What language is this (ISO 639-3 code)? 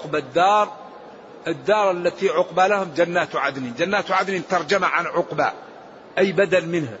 ara